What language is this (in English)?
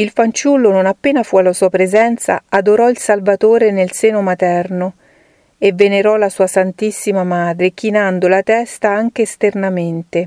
Italian